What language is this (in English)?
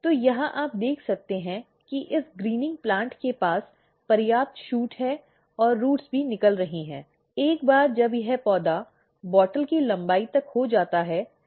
Hindi